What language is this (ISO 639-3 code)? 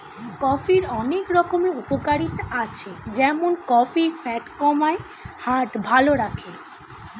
ben